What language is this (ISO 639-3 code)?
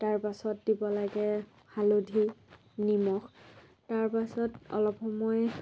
asm